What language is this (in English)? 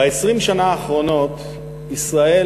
Hebrew